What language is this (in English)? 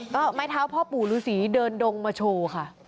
Thai